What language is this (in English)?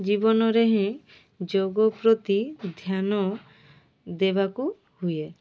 Odia